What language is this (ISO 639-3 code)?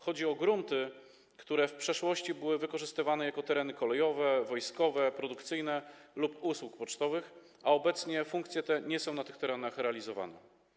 pol